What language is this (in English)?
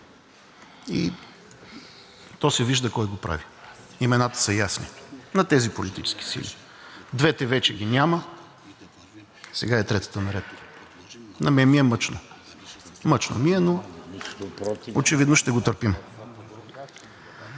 Bulgarian